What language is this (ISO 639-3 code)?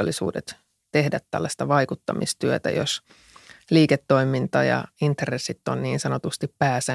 fin